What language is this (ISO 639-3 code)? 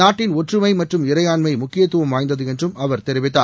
tam